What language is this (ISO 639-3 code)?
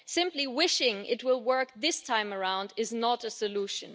eng